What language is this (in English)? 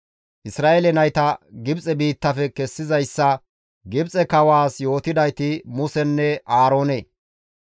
Gamo